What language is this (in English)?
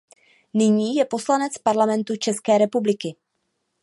Czech